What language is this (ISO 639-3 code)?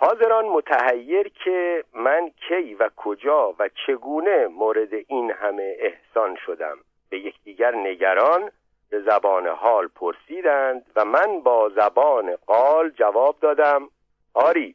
fas